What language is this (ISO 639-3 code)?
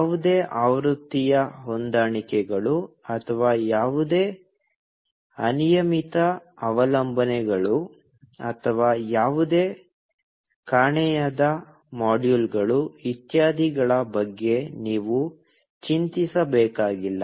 kan